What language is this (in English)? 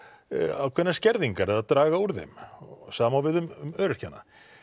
Icelandic